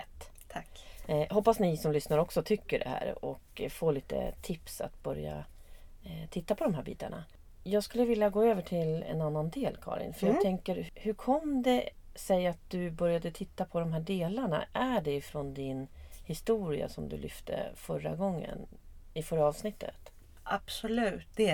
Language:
Swedish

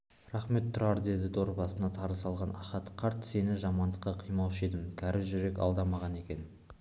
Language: Kazakh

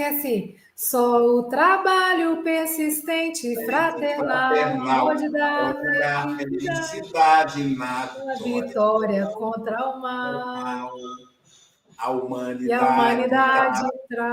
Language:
Portuguese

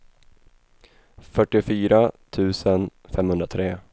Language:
Swedish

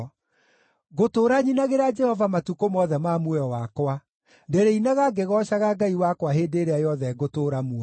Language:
Kikuyu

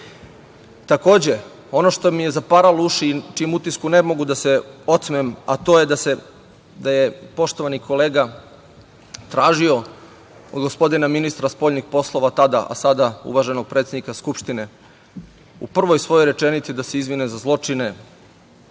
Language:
Serbian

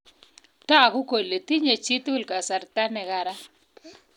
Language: Kalenjin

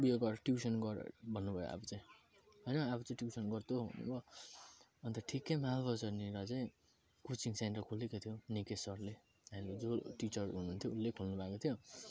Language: Nepali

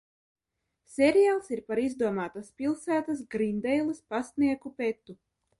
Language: Latvian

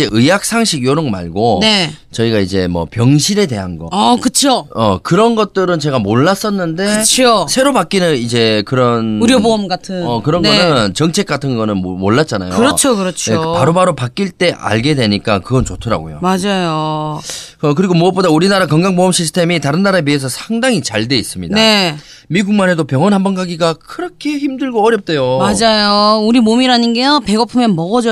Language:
Korean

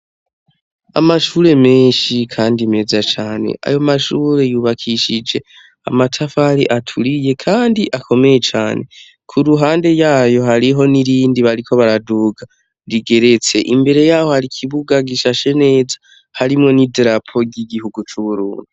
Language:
Rundi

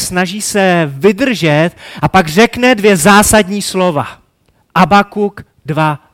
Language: Czech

